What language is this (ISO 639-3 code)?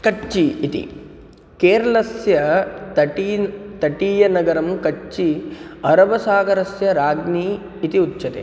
san